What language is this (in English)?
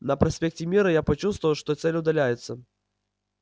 Russian